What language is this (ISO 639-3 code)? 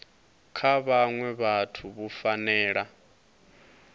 ven